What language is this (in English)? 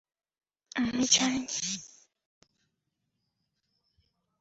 Bangla